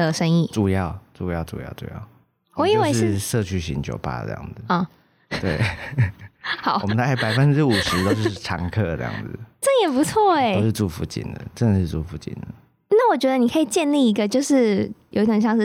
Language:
Chinese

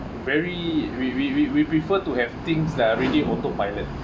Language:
English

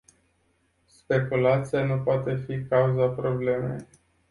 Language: Romanian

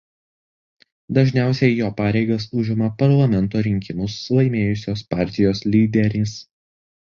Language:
Lithuanian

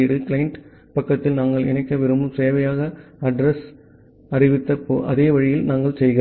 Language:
Tamil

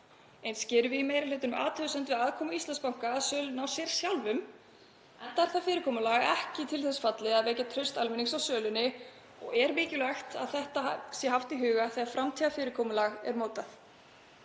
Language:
Icelandic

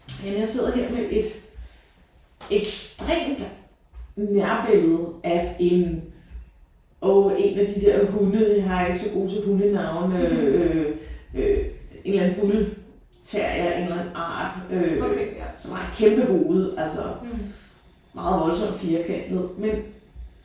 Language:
Danish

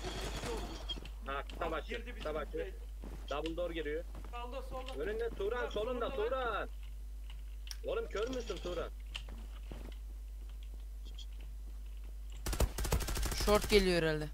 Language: Turkish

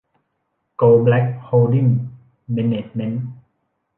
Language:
Thai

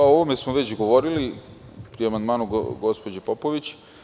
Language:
Serbian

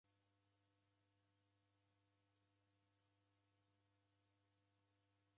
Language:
Taita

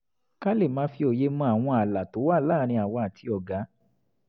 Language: Yoruba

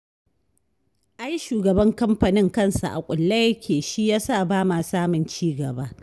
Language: Hausa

